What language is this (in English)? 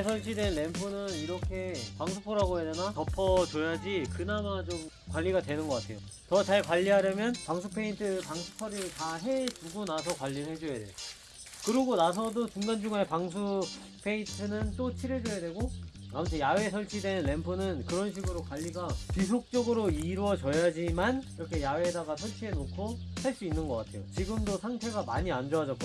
Korean